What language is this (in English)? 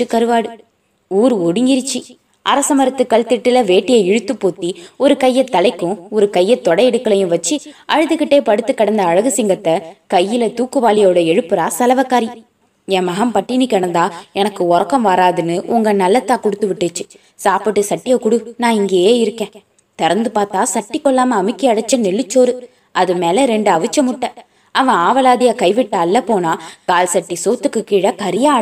Tamil